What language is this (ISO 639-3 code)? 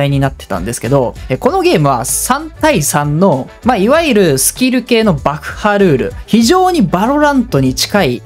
jpn